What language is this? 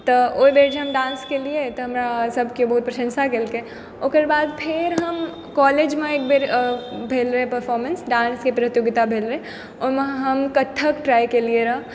Maithili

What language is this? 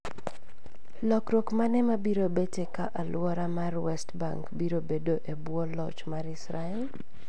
Luo (Kenya and Tanzania)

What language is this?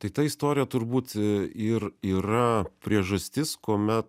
Lithuanian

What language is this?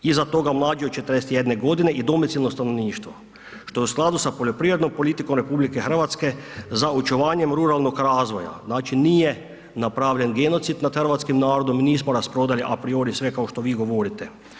Croatian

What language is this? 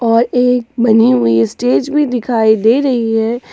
Hindi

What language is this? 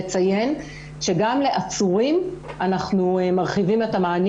Hebrew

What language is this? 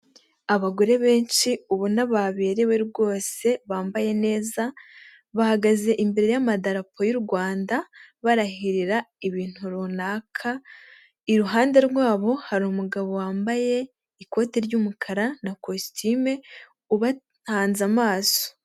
Kinyarwanda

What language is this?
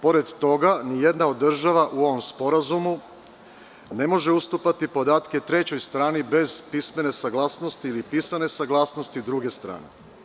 Serbian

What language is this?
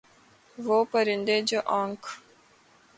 Urdu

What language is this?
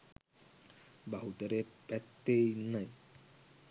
Sinhala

